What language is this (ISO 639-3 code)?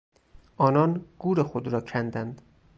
fas